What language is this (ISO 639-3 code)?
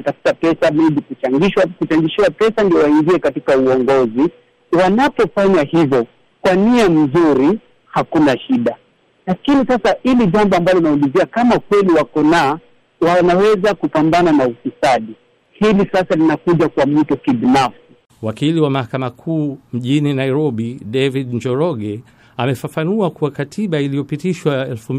swa